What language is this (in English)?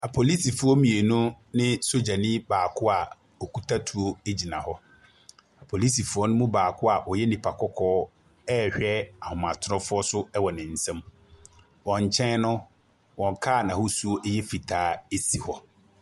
Akan